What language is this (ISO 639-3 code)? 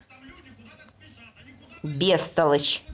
rus